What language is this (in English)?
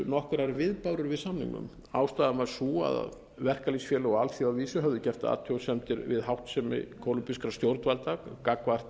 Icelandic